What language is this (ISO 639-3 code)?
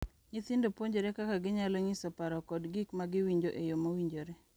luo